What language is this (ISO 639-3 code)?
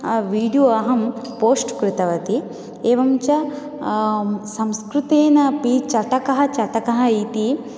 san